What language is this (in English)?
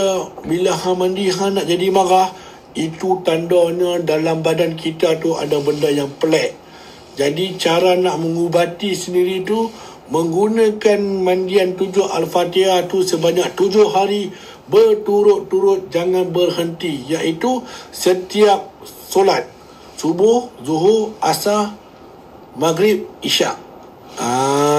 Malay